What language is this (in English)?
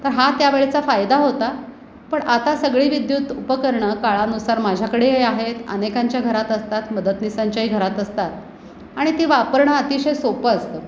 Marathi